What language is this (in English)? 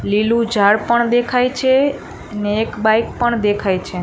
Gujarati